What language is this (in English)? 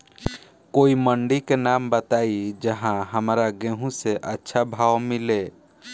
Bhojpuri